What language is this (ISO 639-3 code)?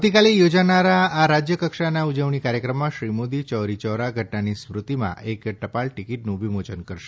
guj